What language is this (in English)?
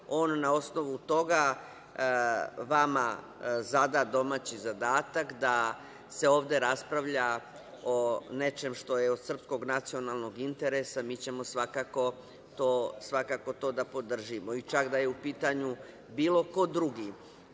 Serbian